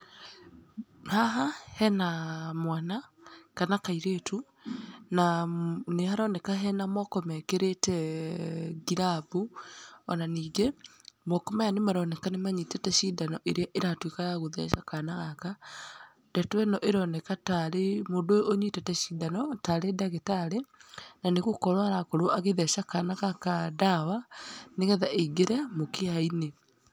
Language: Kikuyu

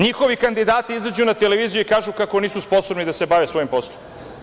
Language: Serbian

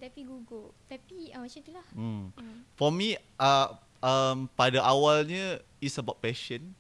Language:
Malay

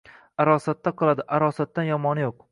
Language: Uzbek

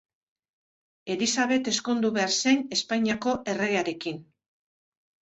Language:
Basque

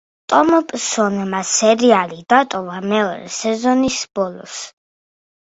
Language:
Georgian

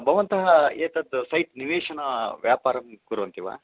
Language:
Sanskrit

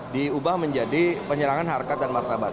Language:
Indonesian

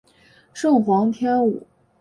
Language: Chinese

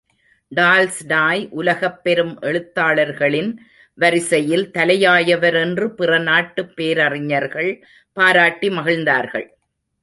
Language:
Tamil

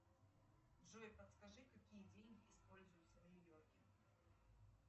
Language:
Russian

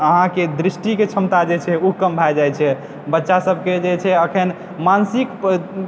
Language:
Maithili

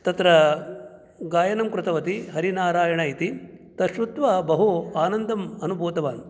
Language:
Sanskrit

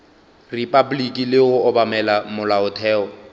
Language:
Northern Sotho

